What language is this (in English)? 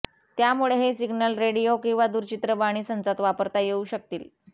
Marathi